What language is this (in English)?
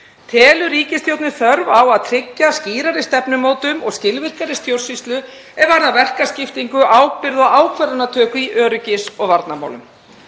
Icelandic